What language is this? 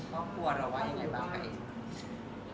Thai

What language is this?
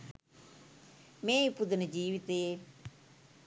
Sinhala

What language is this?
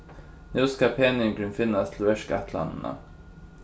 Faroese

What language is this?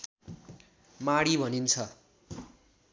Nepali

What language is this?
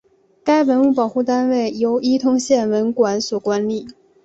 Chinese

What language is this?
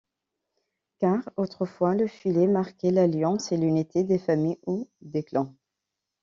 French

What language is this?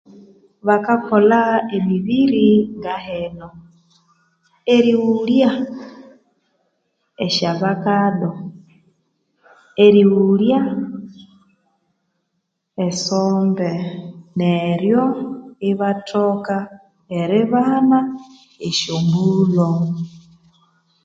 Konzo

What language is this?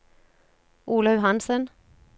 Norwegian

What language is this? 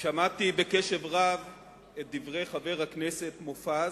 Hebrew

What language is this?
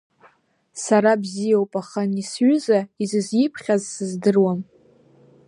Abkhazian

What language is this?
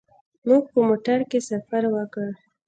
Pashto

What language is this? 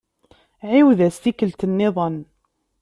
Kabyle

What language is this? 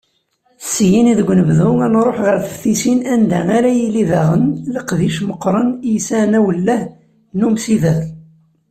Kabyle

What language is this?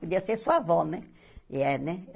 Portuguese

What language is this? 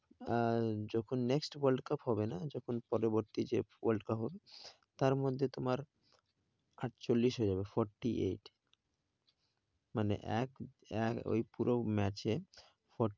Bangla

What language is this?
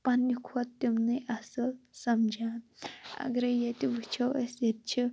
Kashmiri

